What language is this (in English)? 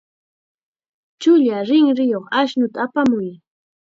Chiquián Ancash Quechua